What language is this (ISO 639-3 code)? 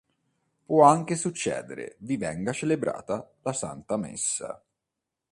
ita